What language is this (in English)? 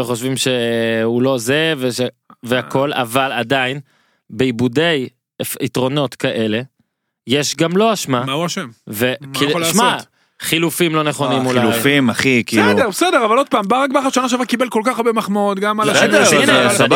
Hebrew